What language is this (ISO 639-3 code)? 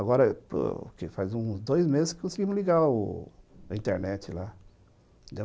por